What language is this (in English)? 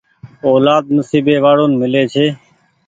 Goaria